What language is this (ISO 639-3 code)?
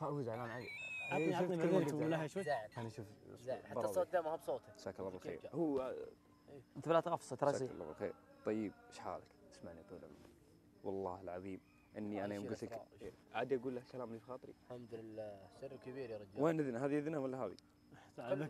ara